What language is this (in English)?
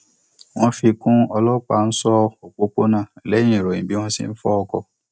Yoruba